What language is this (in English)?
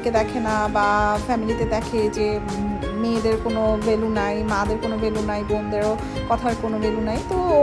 Romanian